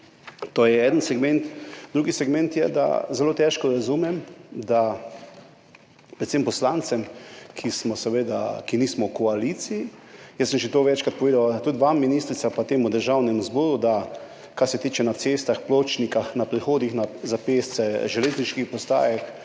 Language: Slovenian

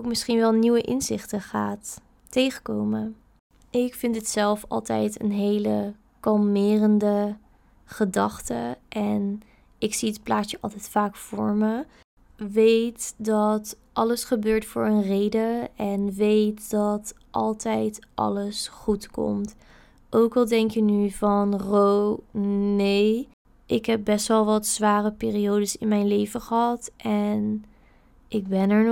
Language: Dutch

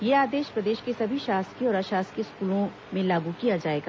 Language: Hindi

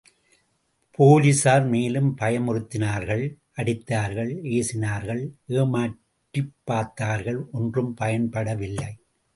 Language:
Tamil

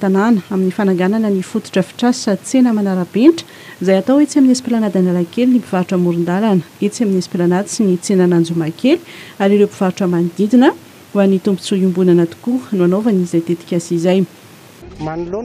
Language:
Dutch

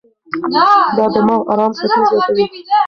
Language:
Pashto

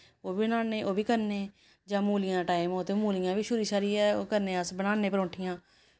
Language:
Dogri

